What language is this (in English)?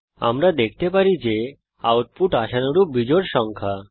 Bangla